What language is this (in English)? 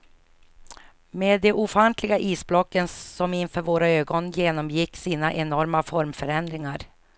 Swedish